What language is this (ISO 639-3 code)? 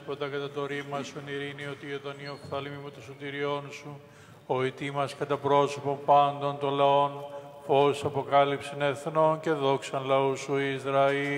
ell